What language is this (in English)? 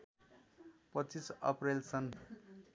Nepali